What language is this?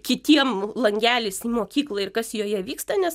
Lithuanian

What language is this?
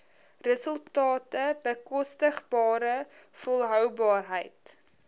Afrikaans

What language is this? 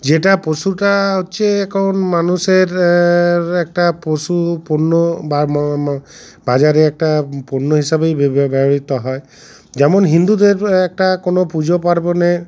Bangla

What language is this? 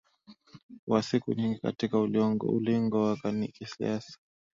Swahili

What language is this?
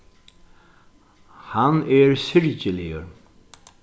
Faroese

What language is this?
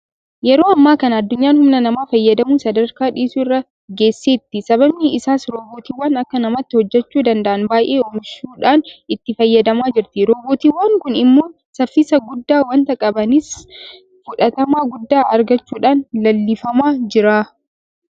Oromo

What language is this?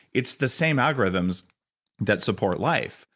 English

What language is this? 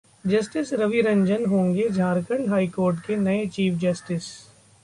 Hindi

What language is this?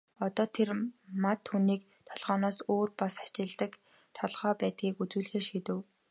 Mongolian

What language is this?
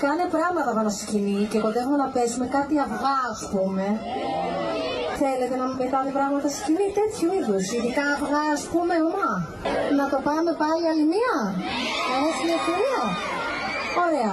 Greek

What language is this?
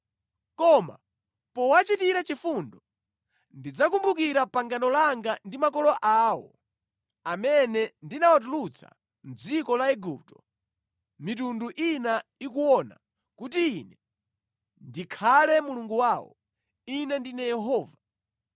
Nyanja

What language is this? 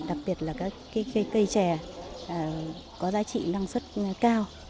Vietnamese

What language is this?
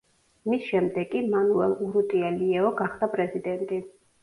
Georgian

